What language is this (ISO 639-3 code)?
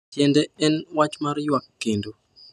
luo